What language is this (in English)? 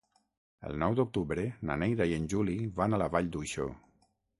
Catalan